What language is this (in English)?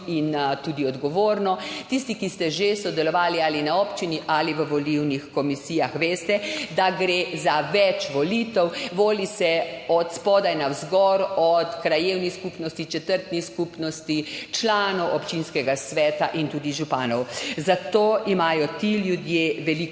Slovenian